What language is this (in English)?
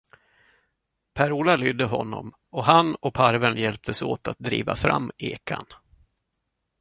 Swedish